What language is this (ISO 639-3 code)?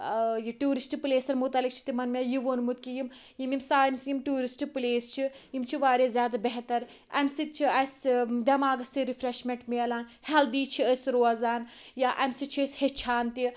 kas